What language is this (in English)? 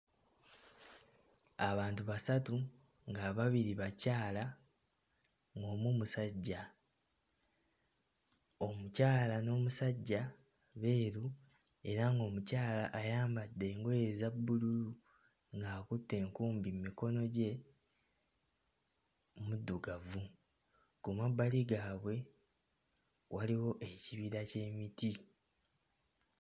Ganda